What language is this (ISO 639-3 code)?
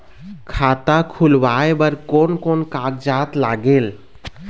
hne